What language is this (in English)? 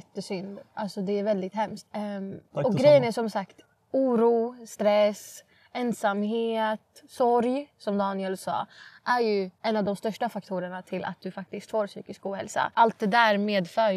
Swedish